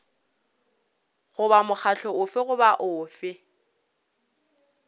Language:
Northern Sotho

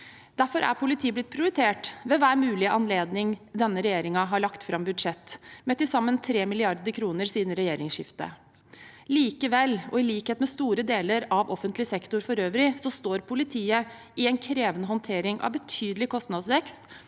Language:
Norwegian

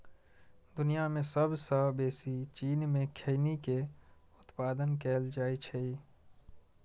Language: Maithili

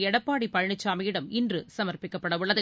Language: Tamil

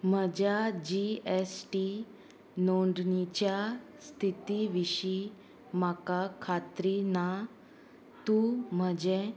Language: Konkani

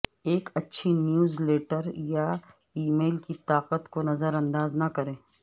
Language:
Urdu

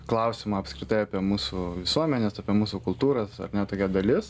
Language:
Lithuanian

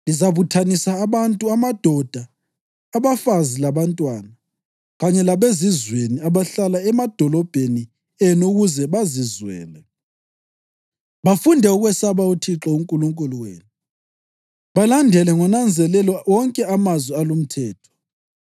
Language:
North Ndebele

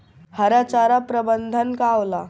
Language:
Bhojpuri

